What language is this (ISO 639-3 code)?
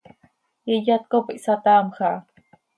sei